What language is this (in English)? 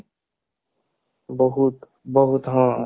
Odia